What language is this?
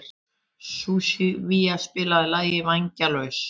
Icelandic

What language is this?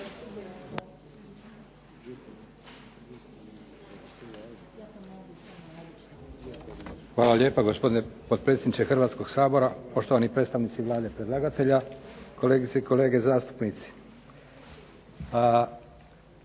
Croatian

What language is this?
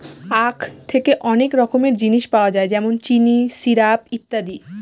Bangla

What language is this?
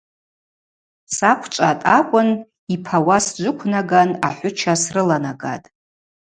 Abaza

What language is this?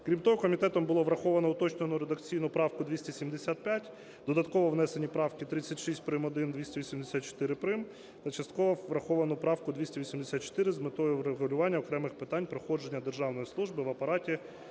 Ukrainian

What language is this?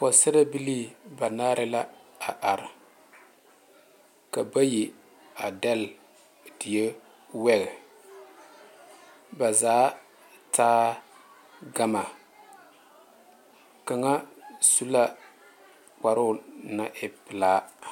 Southern Dagaare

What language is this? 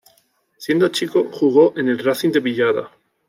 Spanish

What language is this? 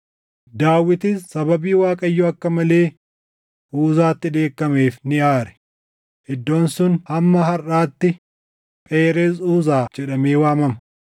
Oromo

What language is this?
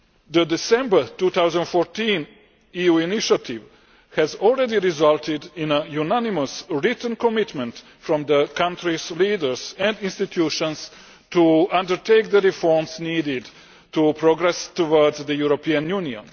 English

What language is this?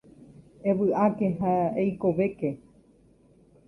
Guarani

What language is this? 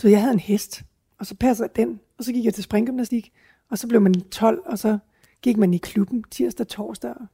Danish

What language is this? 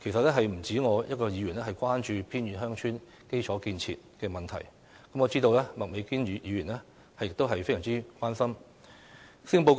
Cantonese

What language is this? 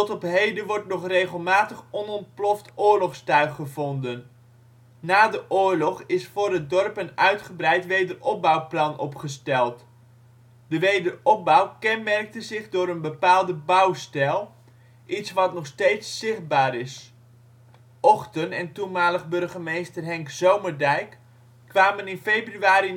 Dutch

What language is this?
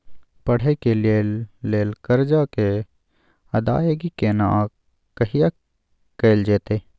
Maithili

